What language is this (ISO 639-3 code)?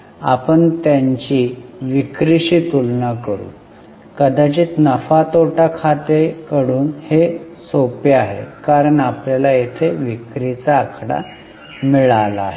mar